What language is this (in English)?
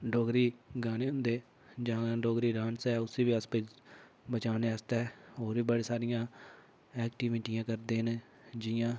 Dogri